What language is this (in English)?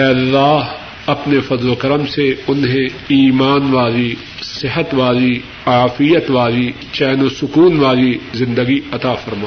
Urdu